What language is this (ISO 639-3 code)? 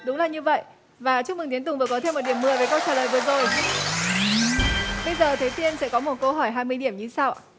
vie